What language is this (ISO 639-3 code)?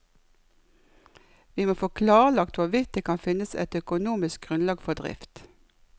nor